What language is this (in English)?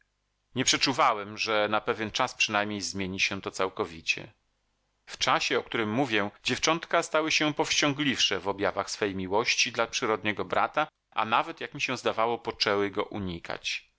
Polish